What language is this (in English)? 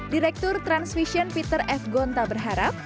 Indonesian